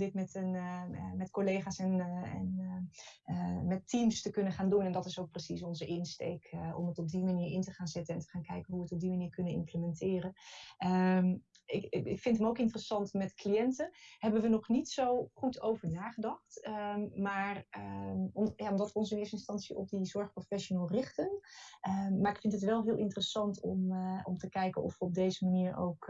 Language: Dutch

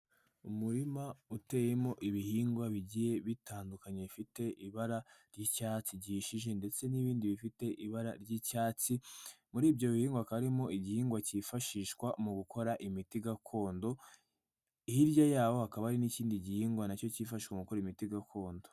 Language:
Kinyarwanda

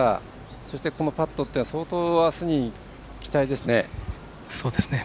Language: Japanese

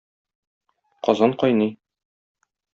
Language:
Tatar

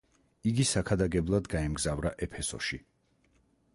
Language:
Georgian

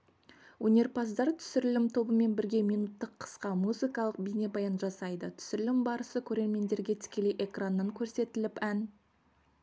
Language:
Kazakh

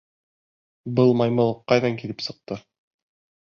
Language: Bashkir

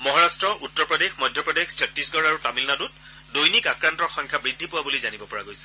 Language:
Assamese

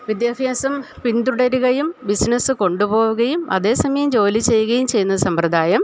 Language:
Malayalam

